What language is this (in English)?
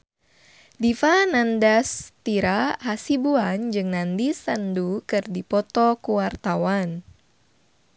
Sundanese